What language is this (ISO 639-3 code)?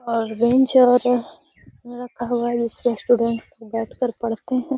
mag